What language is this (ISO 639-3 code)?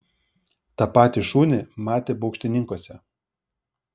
lit